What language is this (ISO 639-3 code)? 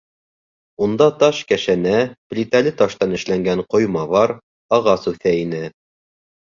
bak